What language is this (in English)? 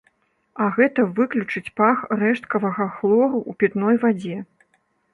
Belarusian